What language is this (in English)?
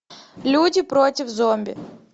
Russian